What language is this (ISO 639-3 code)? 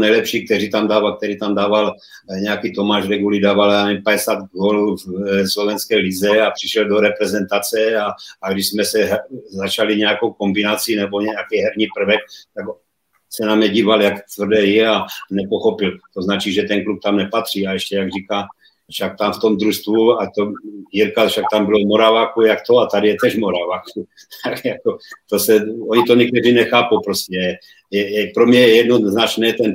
ces